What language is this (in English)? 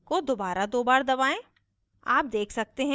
Hindi